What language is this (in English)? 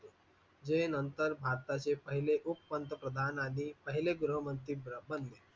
Marathi